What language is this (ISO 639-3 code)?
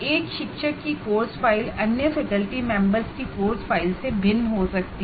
hin